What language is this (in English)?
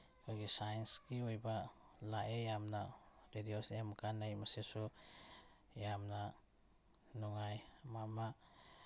Manipuri